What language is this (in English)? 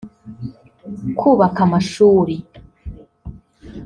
Kinyarwanda